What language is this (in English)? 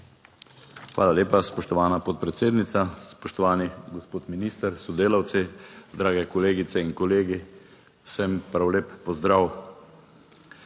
Slovenian